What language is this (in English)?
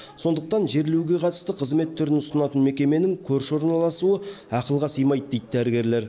Kazakh